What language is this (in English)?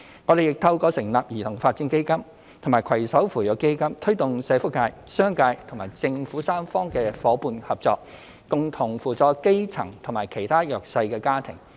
Cantonese